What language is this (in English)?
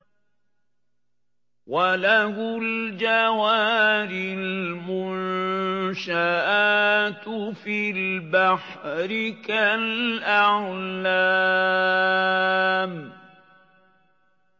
Arabic